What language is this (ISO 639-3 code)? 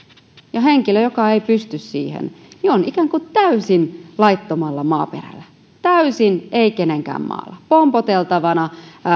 fin